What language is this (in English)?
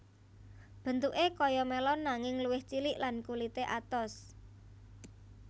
Javanese